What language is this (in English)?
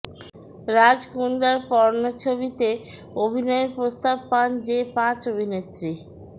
Bangla